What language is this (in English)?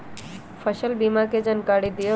Magahi